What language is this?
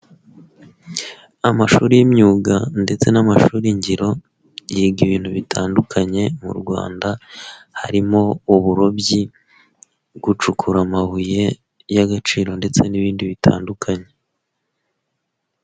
Kinyarwanda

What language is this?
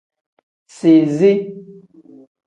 Tem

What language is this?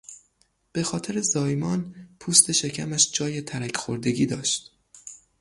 Persian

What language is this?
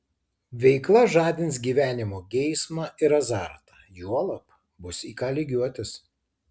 Lithuanian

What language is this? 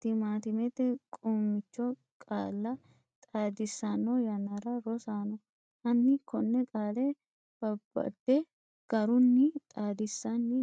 Sidamo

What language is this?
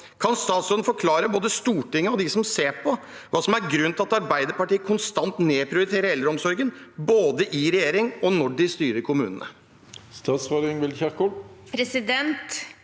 Norwegian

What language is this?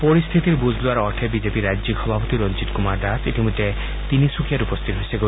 Assamese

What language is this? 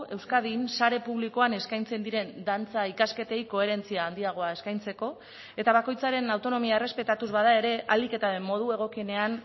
Basque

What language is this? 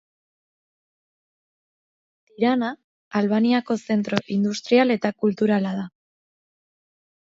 Basque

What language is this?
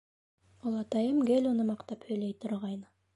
Bashkir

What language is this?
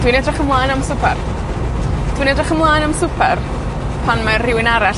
Welsh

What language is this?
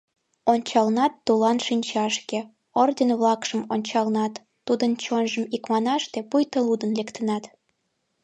Mari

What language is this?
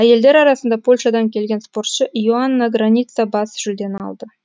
Kazakh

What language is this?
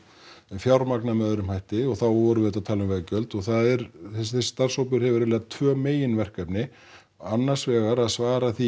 Icelandic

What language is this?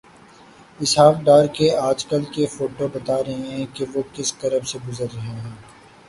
Urdu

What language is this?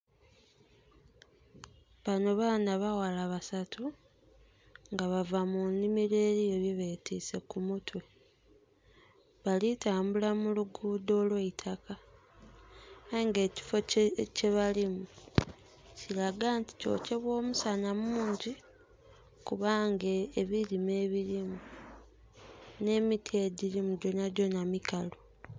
Soga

